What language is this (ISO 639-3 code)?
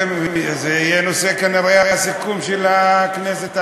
heb